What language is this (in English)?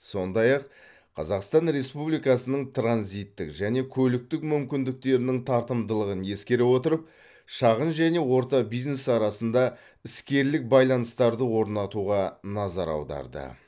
Kazakh